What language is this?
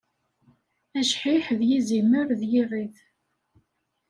Kabyle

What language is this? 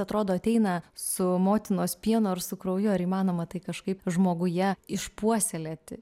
Lithuanian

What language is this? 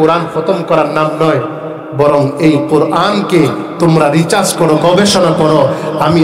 Arabic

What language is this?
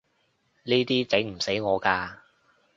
Cantonese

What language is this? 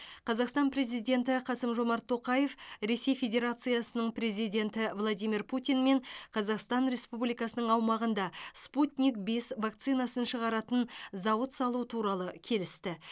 Kazakh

